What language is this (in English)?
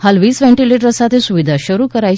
Gujarati